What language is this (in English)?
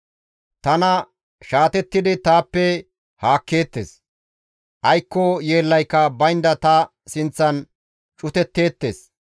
Gamo